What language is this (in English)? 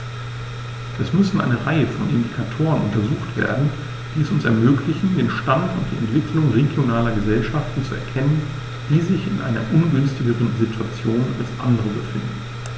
German